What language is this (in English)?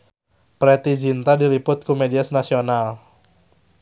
Sundanese